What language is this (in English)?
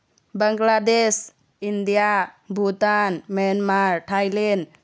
Manipuri